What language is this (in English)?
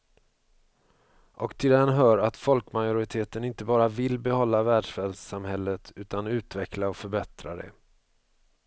Swedish